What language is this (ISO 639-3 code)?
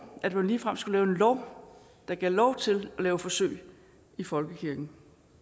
dan